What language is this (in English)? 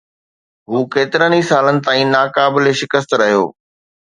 Sindhi